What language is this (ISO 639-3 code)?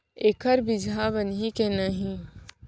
hne